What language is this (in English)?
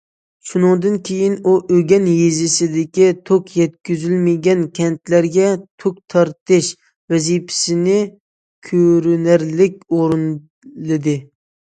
Uyghur